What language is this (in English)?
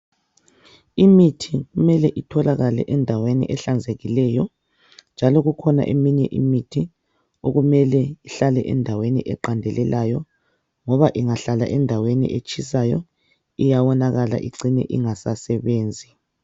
North Ndebele